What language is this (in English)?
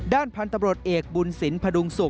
Thai